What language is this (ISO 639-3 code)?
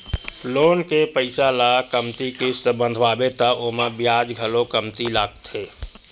hne